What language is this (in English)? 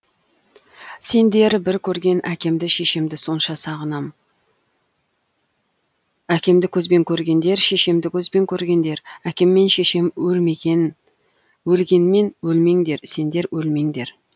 Kazakh